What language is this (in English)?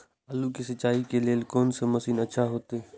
Maithili